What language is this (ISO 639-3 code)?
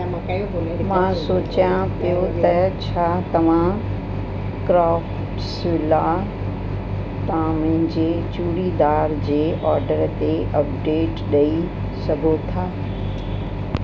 snd